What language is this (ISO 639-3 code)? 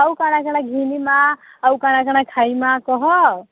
ori